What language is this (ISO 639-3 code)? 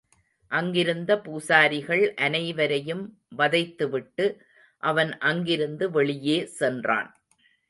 tam